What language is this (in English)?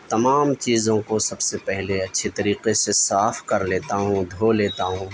Urdu